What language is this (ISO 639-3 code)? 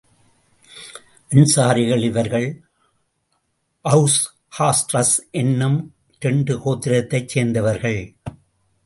tam